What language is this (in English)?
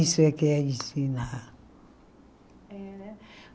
Portuguese